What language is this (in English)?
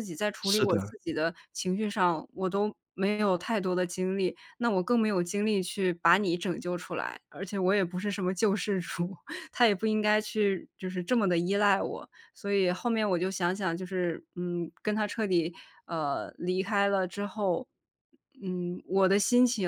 Chinese